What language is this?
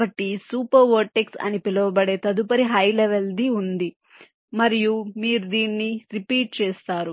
Telugu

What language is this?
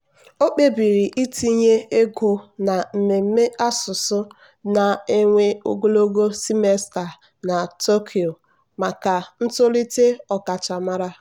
Igbo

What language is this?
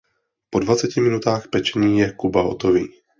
Czech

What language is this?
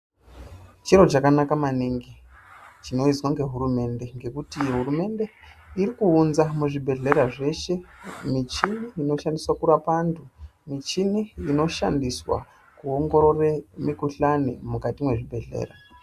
Ndau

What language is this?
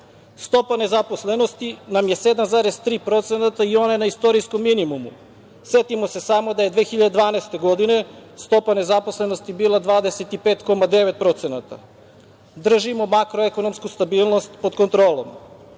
Serbian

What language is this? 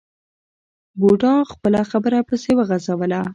Pashto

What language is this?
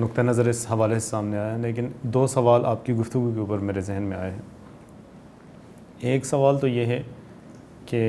Urdu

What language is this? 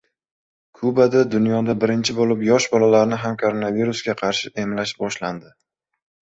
Uzbek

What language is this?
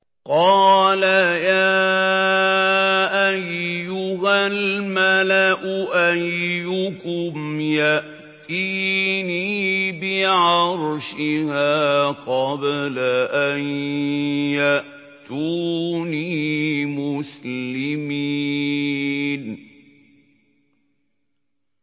Arabic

